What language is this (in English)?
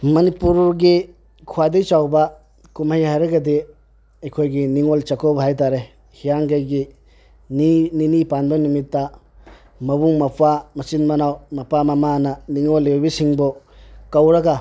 Manipuri